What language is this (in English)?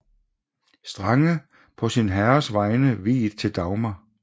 Danish